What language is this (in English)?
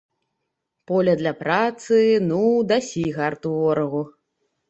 Belarusian